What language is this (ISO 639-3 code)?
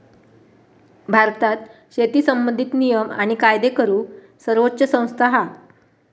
mar